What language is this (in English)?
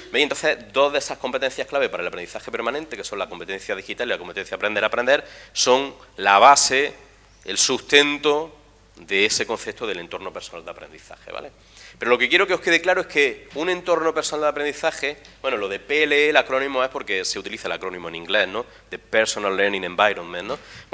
Spanish